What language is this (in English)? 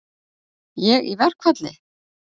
Icelandic